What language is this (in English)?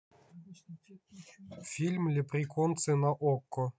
Russian